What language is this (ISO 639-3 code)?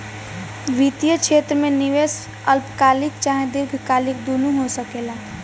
bho